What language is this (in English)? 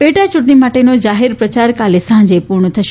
Gujarati